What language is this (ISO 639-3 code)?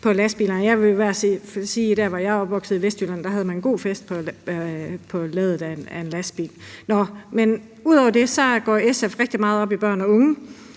dan